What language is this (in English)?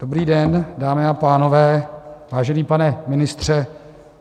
Czech